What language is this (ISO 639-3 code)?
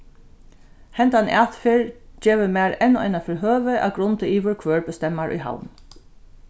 fao